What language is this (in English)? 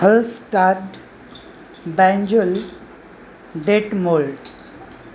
Marathi